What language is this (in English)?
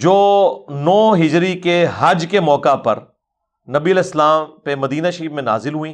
Urdu